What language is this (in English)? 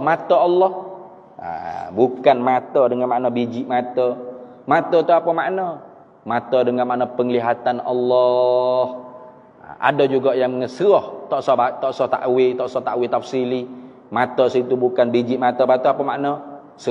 Malay